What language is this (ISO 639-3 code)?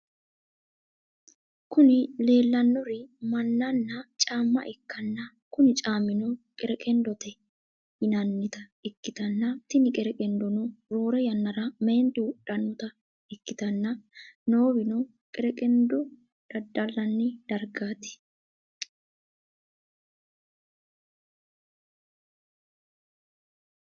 sid